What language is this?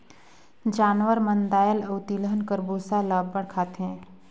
Chhattisgarhi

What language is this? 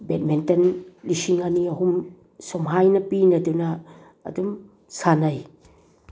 Manipuri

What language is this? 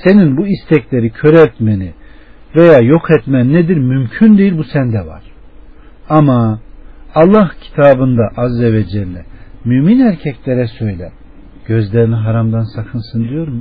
Turkish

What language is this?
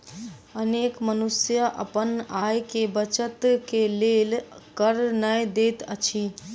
Maithili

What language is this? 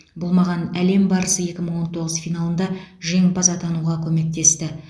Kazakh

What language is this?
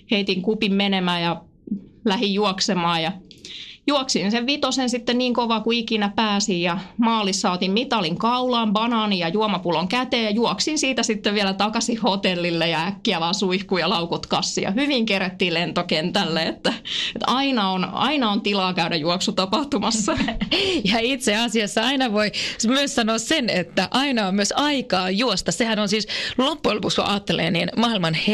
Finnish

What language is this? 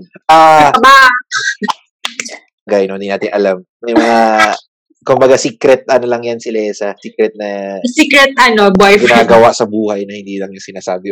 Filipino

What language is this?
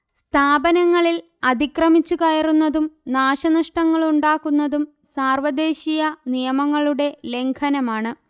Malayalam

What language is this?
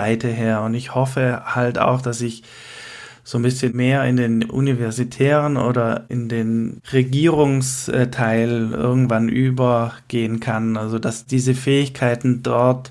German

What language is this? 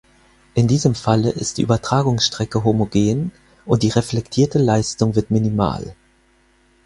German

